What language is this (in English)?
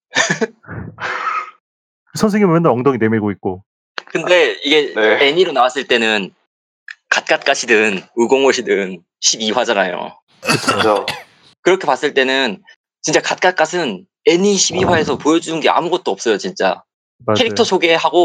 Korean